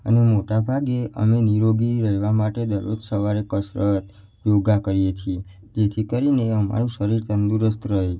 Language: Gujarati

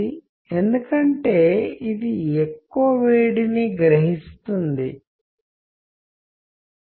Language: Telugu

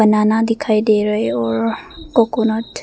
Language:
Hindi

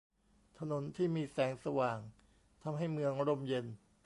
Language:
Thai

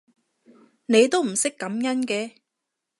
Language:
Cantonese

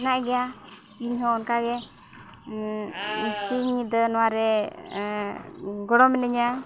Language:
Santali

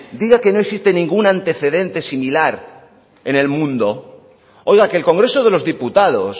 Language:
Spanish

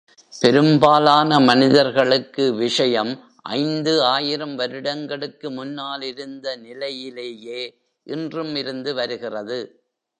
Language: Tamil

